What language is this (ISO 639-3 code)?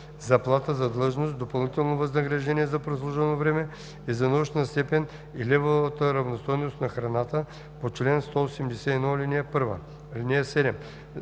bul